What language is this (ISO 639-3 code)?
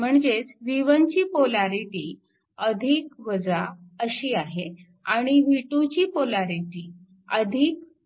mar